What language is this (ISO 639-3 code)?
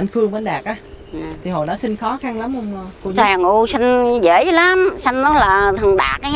vie